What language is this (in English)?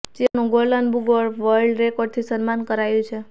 Gujarati